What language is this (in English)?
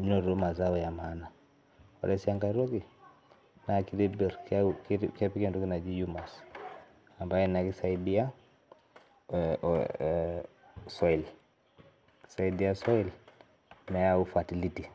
Masai